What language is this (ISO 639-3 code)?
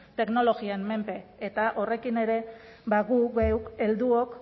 eus